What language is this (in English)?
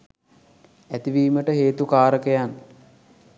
Sinhala